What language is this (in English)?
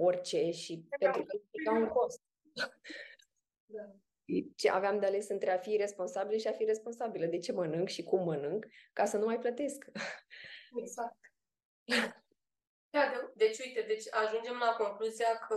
Romanian